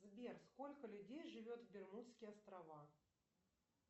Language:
Russian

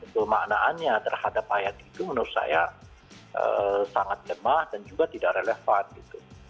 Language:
Indonesian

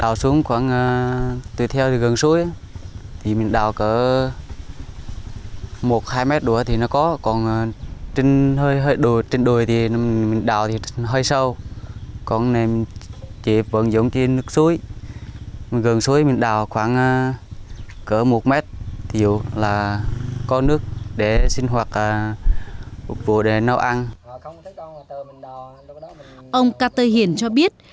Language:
Vietnamese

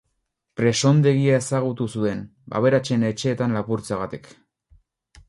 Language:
Basque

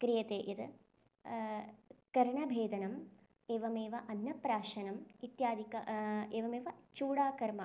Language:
Sanskrit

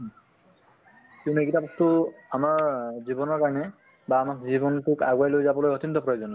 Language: Assamese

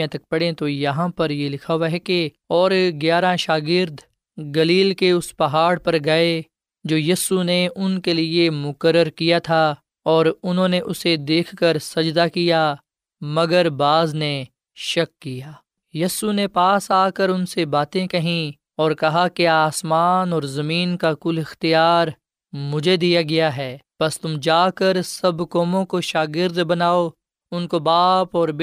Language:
Urdu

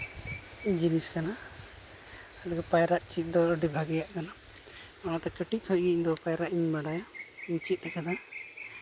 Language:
Santali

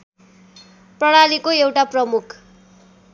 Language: Nepali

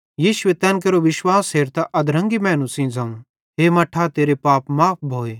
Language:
Bhadrawahi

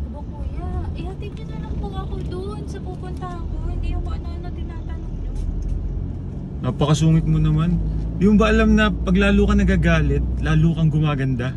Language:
Filipino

